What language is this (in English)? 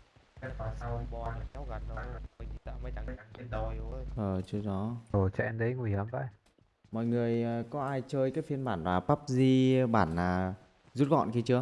Vietnamese